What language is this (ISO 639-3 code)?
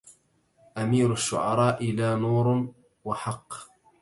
ara